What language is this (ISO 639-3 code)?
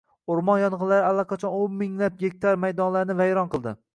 uzb